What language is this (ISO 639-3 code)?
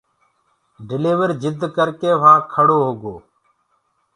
ggg